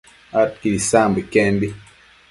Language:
Matsés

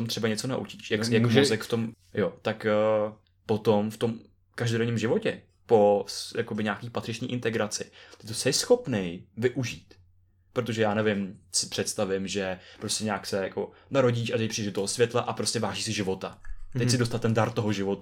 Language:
Czech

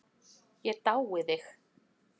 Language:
Icelandic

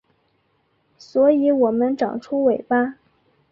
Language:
Chinese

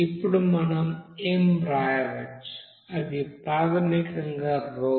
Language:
Telugu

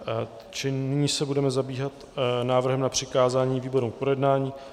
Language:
Czech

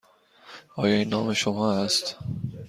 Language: Persian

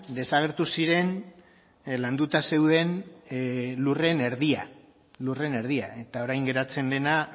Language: Basque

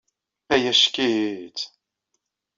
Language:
Kabyle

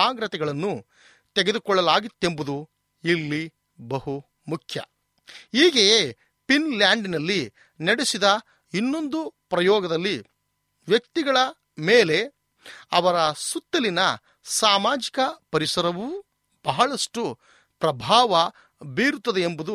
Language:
Kannada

